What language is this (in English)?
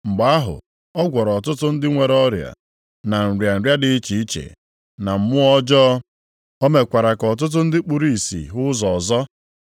Igbo